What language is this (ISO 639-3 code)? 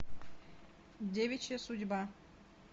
rus